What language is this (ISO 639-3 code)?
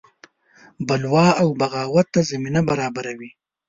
pus